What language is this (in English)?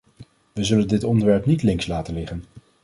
Dutch